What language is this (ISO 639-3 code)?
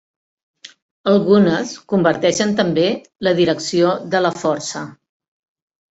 cat